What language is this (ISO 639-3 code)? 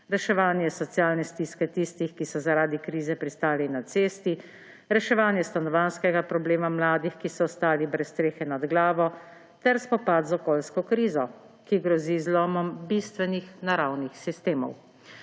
slv